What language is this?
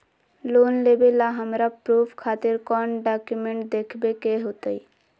Magahi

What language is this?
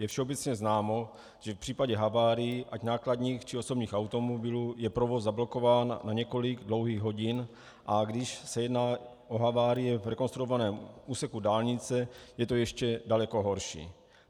Czech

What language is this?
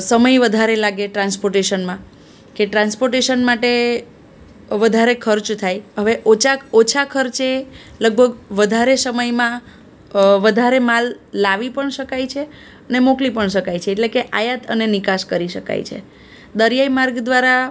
Gujarati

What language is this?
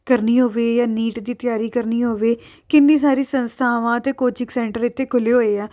Punjabi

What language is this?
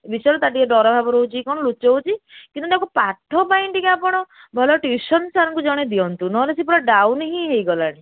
Odia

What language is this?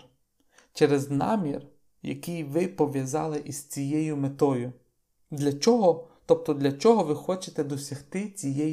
Ukrainian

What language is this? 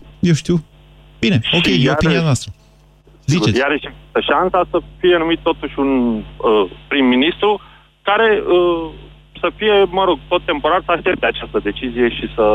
Romanian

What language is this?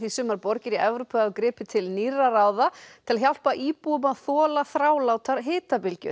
Icelandic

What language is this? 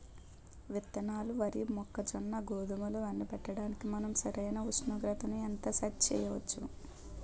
Telugu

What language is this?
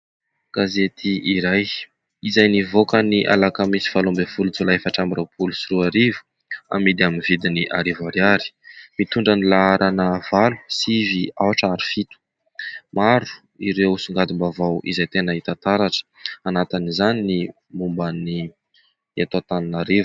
Malagasy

